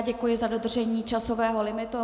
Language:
Czech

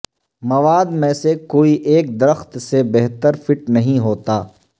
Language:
Urdu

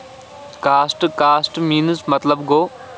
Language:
Kashmiri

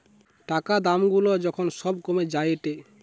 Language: Bangla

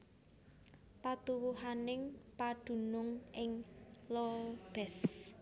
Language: Javanese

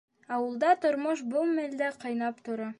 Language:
Bashkir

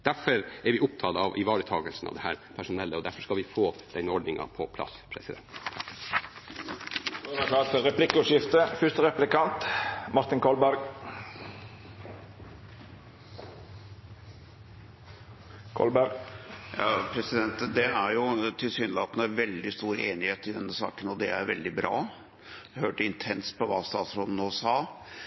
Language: Norwegian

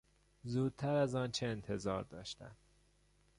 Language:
Persian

